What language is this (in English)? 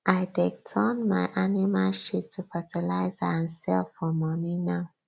Nigerian Pidgin